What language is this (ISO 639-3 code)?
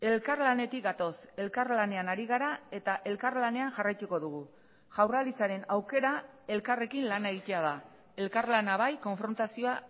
eus